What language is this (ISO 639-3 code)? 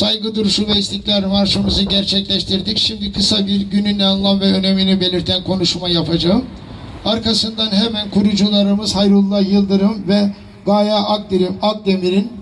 tur